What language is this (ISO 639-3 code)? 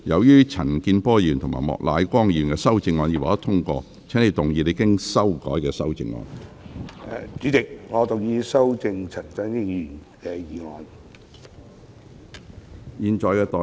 yue